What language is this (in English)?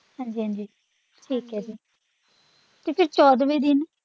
Punjabi